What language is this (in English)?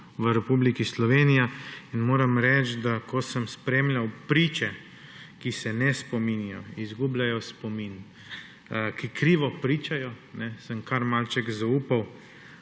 Slovenian